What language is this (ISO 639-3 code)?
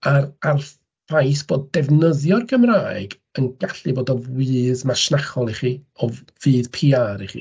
cym